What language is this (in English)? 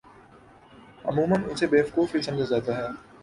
Urdu